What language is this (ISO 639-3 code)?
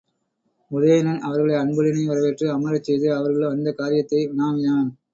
tam